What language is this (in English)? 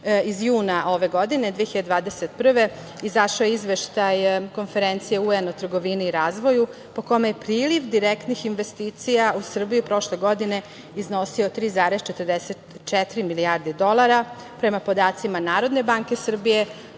Serbian